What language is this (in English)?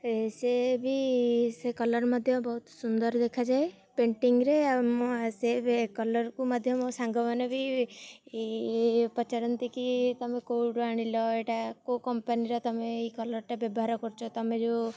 Odia